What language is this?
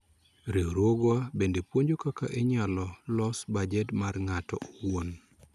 Luo (Kenya and Tanzania)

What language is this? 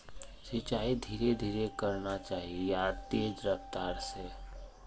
Magahi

